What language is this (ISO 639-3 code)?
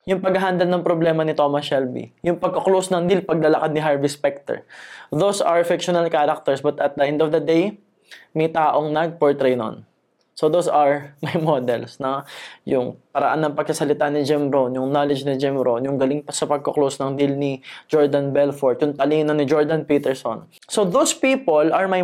fil